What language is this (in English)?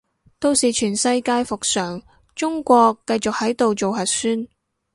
Cantonese